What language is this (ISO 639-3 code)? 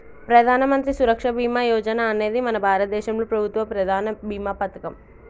tel